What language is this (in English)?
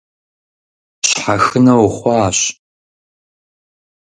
Kabardian